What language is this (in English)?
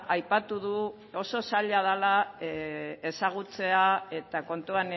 Basque